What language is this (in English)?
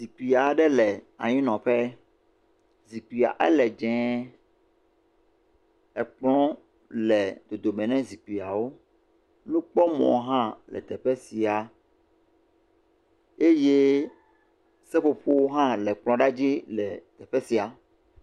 Ewe